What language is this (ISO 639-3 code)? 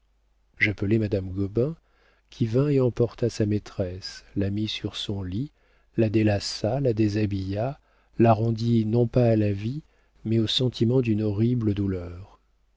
fra